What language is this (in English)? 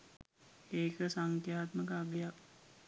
Sinhala